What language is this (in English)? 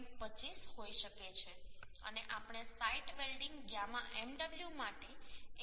Gujarati